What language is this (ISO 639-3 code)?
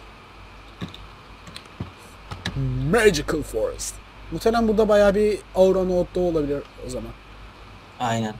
tur